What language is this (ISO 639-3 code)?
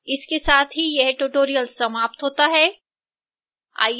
hin